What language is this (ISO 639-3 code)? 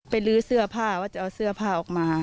tha